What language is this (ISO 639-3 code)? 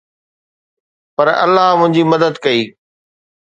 snd